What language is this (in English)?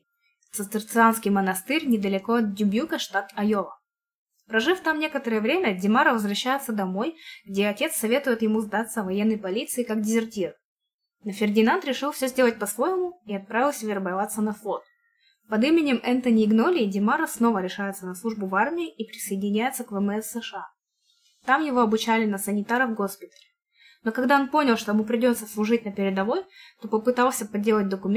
Russian